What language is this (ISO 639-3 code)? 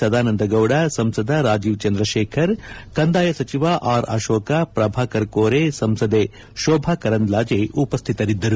kan